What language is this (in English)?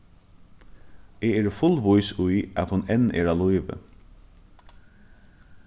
Faroese